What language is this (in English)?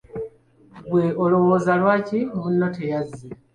Ganda